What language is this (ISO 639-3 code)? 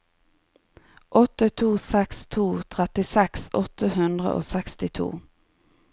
nor